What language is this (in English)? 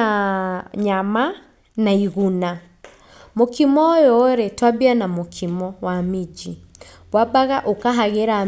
Kikuyu